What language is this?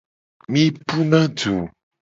Gen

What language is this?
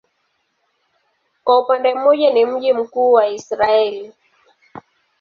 Swahili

